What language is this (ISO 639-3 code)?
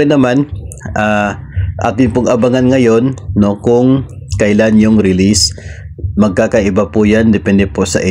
fil